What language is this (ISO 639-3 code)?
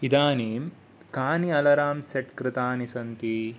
san